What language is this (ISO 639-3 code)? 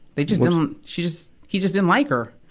eng